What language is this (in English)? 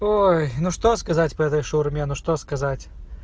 Russian